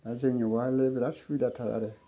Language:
Bodo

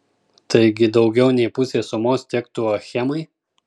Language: Lithuanian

